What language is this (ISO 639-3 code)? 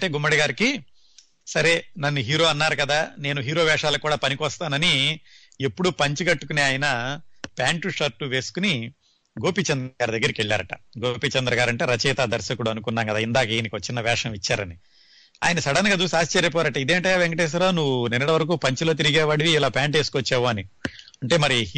tel